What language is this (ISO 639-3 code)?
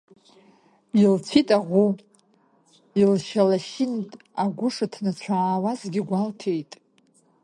abk